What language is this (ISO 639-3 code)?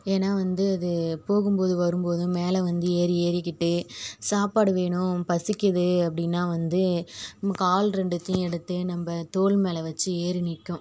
tam